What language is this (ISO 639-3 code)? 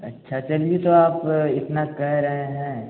hin